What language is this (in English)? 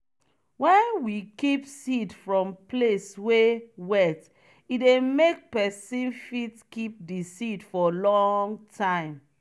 Nigerian Pidgin